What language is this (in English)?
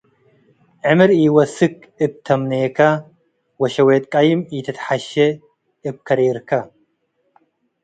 Tigre